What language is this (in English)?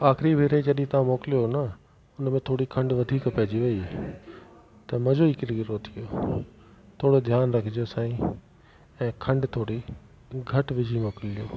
Sindhi